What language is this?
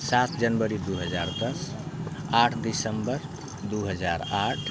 Maithili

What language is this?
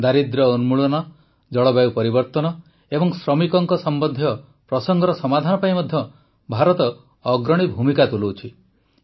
Odia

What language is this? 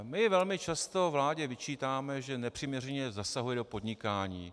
Czech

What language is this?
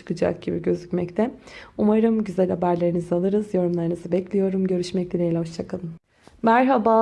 Turkish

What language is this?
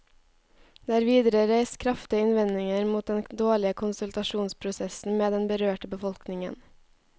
Norwegian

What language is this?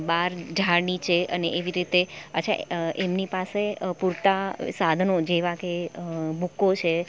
Gujarati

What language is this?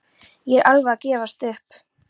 Icelandic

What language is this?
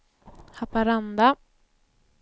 Swedish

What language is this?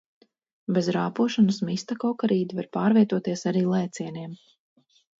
Latvian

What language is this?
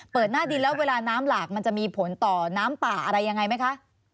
Thai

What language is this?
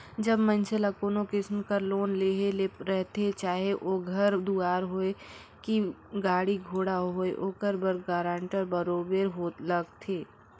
Chhattisgarhi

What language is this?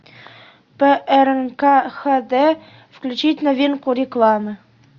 Russian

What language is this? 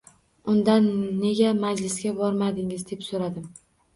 Uzbek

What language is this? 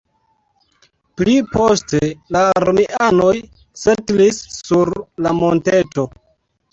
Esperanto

